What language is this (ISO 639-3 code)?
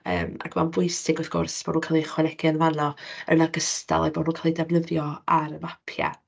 cym